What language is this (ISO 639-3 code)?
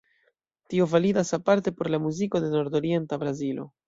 epo